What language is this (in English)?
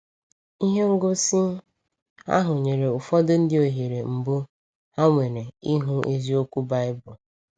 Igbo